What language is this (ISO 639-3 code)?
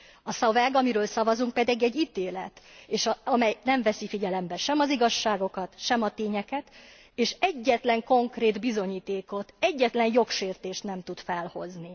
hun